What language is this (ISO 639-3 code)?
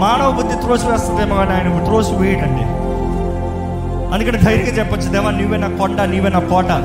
tel